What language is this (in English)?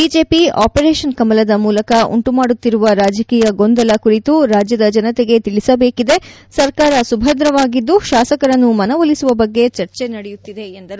Kannada